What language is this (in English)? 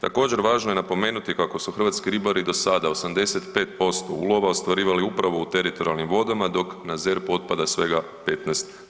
Croatian